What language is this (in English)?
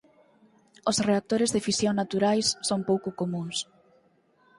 Galician